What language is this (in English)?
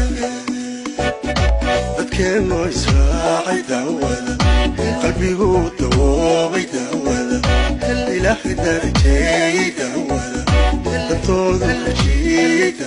Arabic